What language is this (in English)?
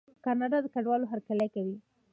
Pashto